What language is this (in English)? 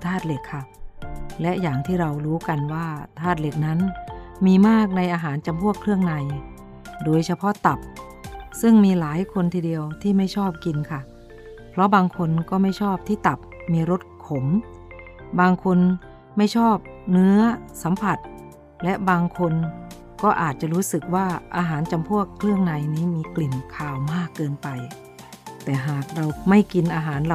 Thai